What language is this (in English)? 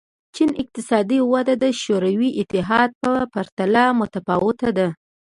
Pashto